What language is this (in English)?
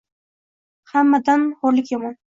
Uzbek